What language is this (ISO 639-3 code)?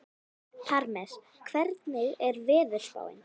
isl